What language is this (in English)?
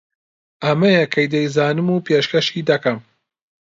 Central Kurdish